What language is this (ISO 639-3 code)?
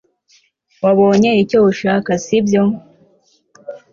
kin